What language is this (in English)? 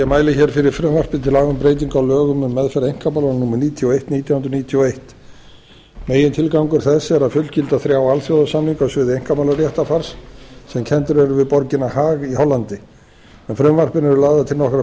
Icelandic